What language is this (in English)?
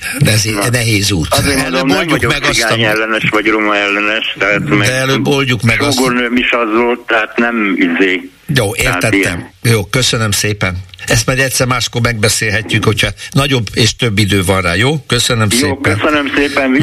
Hungarian